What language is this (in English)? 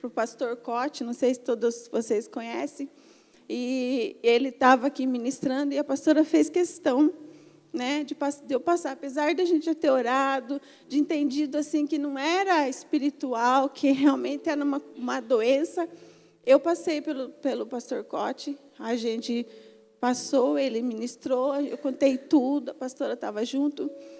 Portuguese